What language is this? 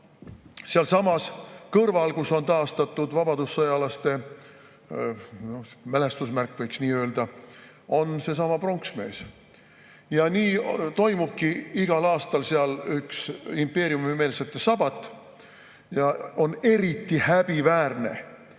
Estonian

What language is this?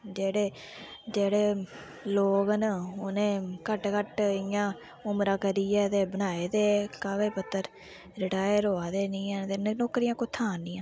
Dogri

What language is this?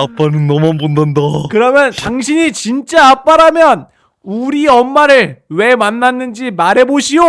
Korean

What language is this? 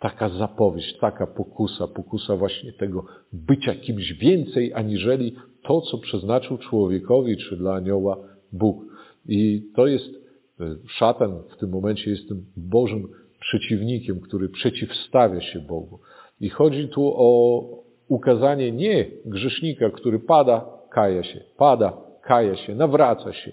Polish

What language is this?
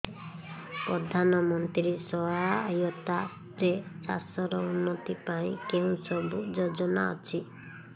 Odia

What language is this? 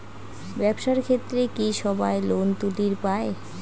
Bangla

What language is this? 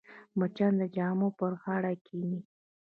Pashto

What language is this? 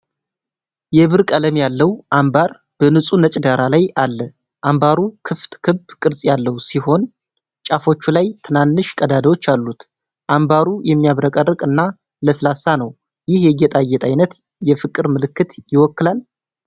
Amharic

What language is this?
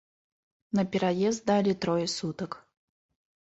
Belarusian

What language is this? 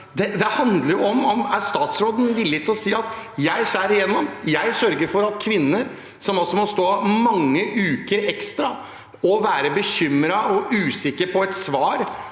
Norwegian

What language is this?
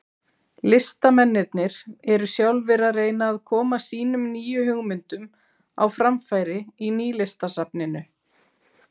Icelandic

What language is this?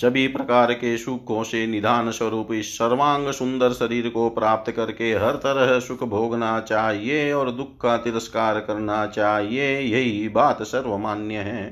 Hindi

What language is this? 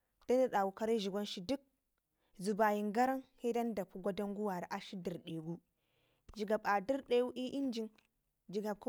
Ngizim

